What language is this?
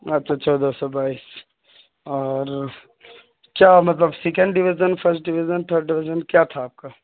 Urdu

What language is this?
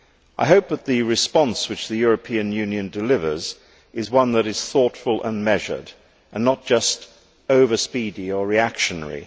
English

